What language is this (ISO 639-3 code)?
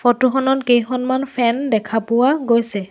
asm